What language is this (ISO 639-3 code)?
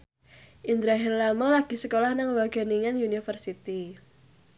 jav